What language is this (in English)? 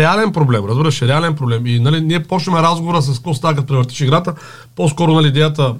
Bulgarian